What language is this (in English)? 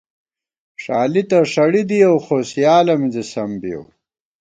Gawar-Bati